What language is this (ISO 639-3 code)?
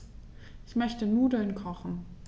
deu